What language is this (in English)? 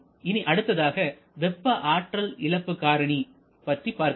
Tamil